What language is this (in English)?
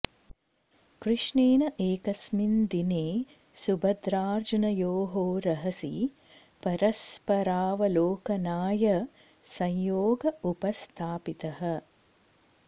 Sanskrit